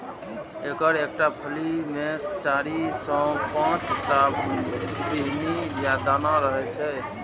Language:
Maithili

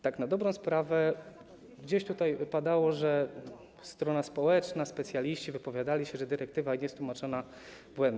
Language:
Polish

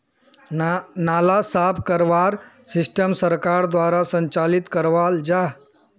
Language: Magahi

